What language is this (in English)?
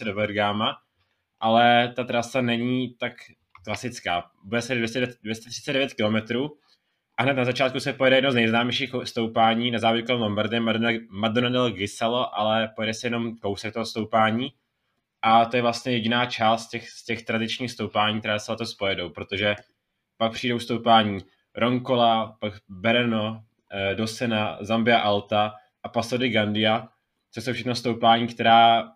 Czech